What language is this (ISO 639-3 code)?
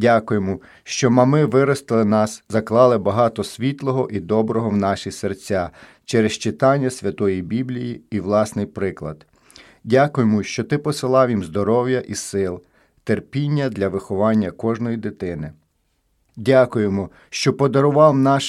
ukr